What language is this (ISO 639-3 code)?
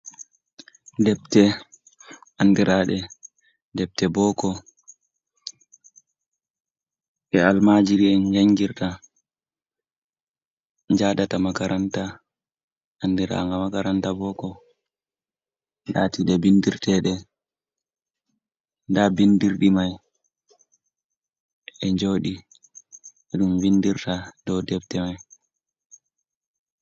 ful